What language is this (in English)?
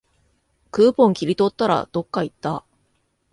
Japanese